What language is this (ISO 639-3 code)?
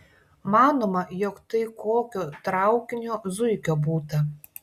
lit